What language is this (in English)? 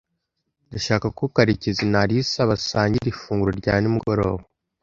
Kinyarwanda